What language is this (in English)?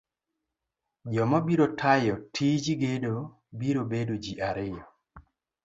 Luo (Kenya and Tanzania)